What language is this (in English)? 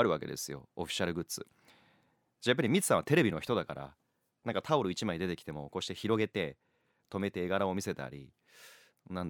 Japanese